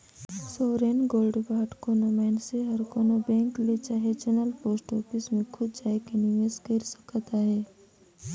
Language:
Chhattisgarhi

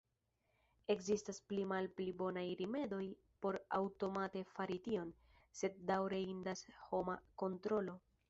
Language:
Esperanto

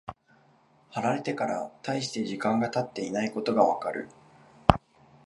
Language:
Japanese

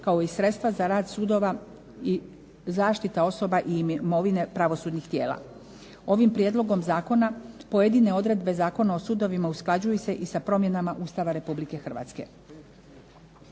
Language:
Croatian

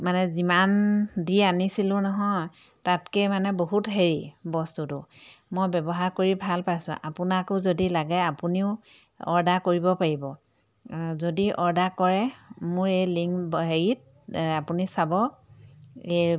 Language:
Assamese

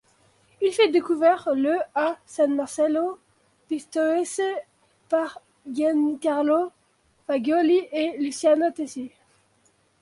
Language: French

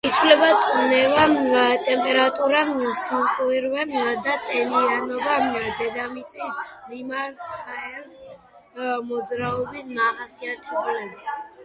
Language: Georgian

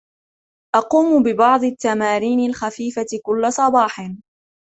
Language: Arabic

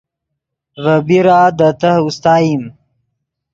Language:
Yidgha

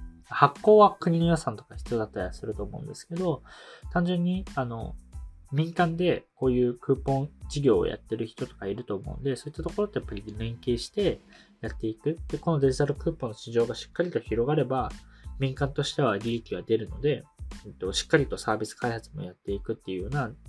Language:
Japanese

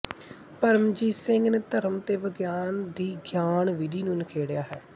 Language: Punjabi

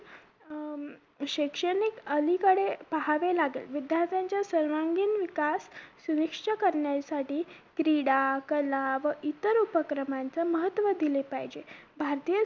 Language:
Marathi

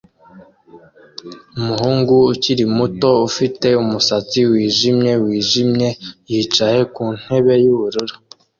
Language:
Kinyarwanda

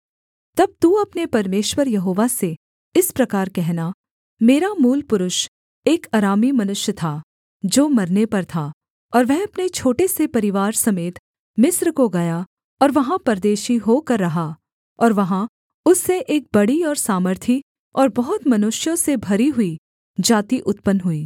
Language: Hindi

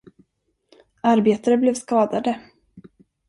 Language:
Swedish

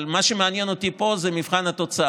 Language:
Hebrew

